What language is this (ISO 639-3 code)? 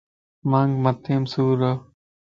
lss